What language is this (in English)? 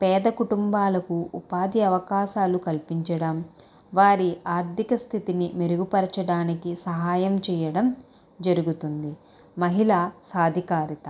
Telugu